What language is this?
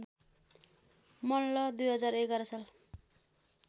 Nepali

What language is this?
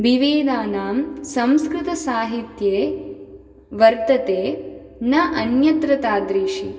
Sanskrit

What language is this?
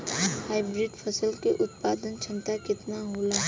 Bhojpuri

